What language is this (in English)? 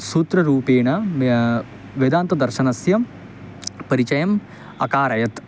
Sanskrit